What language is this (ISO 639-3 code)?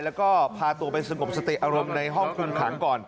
tha